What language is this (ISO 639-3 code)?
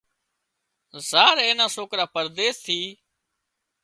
kxp